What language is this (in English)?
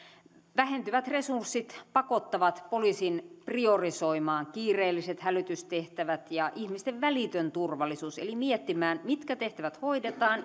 Finnish